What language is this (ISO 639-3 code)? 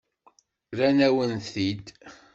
kab